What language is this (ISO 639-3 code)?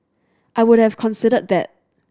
eng